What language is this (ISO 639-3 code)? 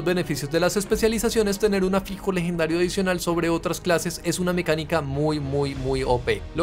spa